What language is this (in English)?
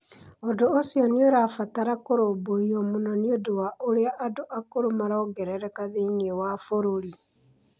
Kikuyu